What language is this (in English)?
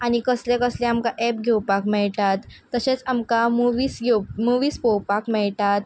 Konkani